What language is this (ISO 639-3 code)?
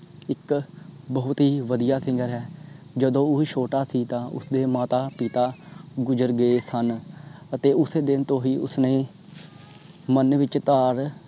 pan